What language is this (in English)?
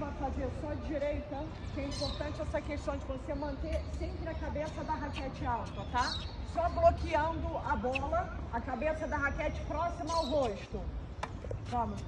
Portuguese